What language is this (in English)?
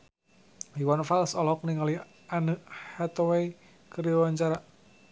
Sundanese